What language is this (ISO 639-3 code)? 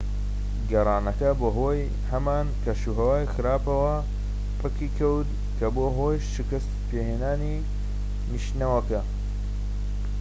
ckb